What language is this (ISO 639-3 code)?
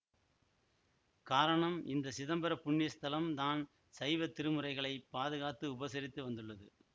tam